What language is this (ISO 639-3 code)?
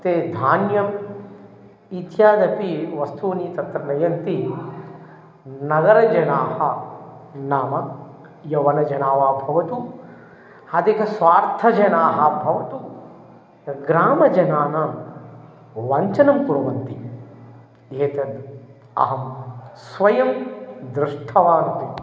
san